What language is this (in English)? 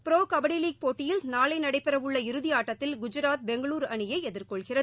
Tamil